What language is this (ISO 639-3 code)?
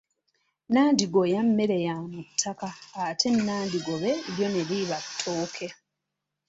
lug